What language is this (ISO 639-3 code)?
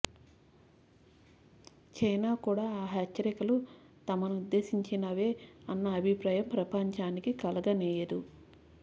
tel